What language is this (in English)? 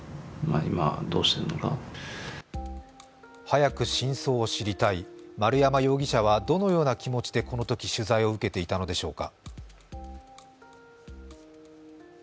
Japanese